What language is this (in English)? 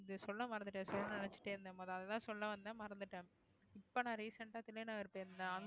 Tamil